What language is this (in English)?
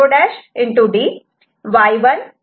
Marathi